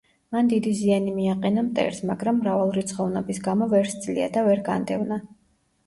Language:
Georgian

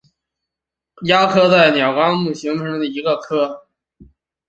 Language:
Chinese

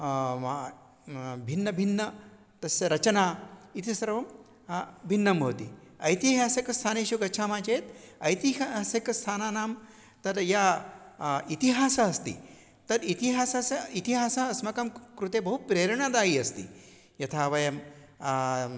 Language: Sanskrit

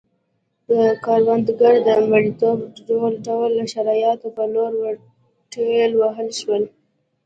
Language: Pashto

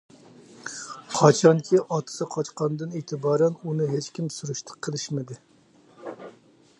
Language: Uyghur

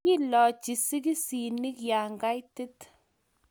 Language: Kalenjin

